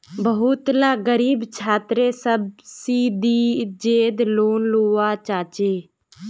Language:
Magahi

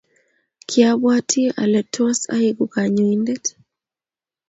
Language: Kalenjin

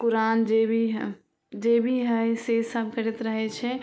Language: Maithili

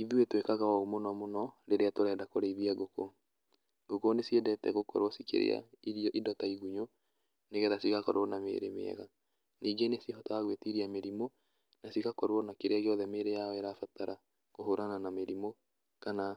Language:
Kikuyu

